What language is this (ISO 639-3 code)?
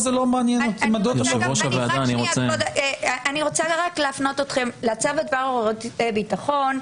heb